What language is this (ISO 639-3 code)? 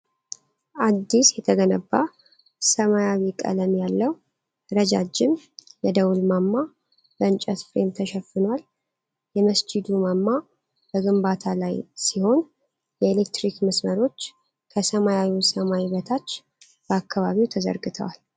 amh